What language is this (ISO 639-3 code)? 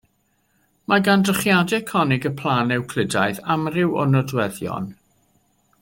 cym